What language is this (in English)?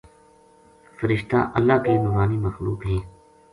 Gujari